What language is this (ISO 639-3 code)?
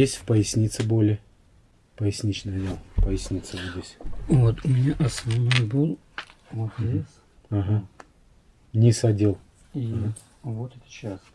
rus